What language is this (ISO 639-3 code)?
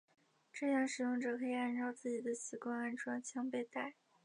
zho